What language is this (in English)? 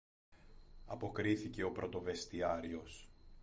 Greek